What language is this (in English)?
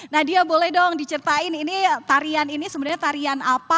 Indonesian